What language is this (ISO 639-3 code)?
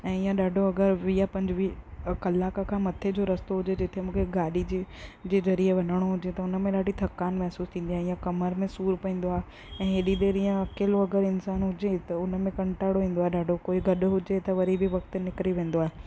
snd